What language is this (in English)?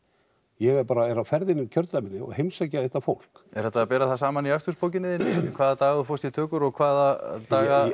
Icelandic